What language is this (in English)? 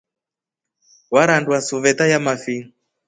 Rombo